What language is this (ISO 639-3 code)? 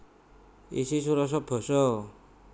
jav